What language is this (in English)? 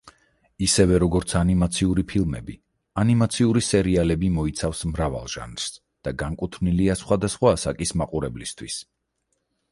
Georgian